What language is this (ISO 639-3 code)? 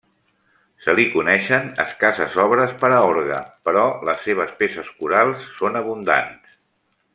cat